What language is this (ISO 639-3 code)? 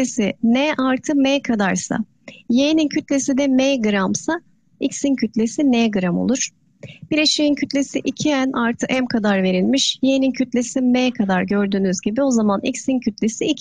tur